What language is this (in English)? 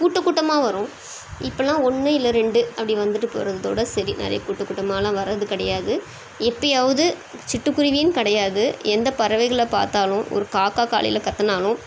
Tamil